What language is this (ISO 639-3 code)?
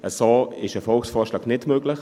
gsw